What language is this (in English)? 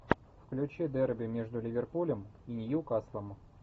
Russian